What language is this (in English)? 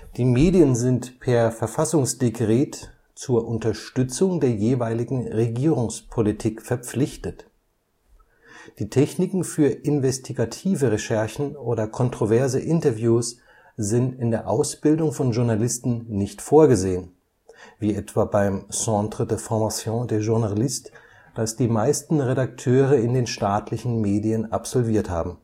German